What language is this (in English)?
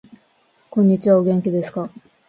Japanese